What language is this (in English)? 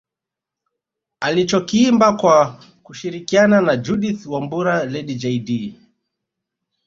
Swahili